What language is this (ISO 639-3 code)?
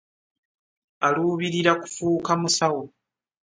lug